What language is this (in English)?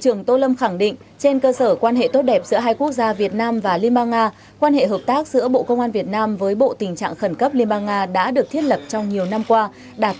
Vietnamese